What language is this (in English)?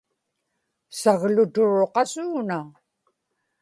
Inupiaq